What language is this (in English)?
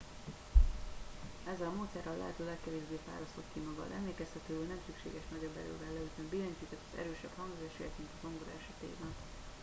Hungarian